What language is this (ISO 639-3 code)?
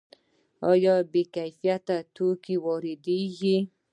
pus